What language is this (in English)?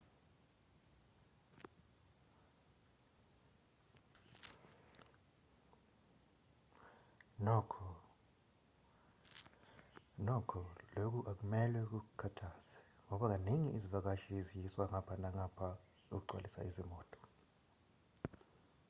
Zulu